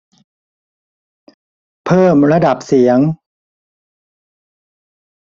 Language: Thai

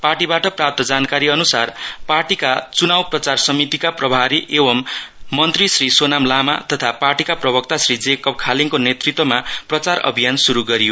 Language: Nepali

